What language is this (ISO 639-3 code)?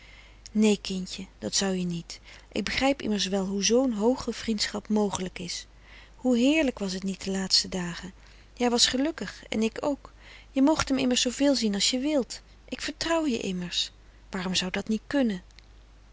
nld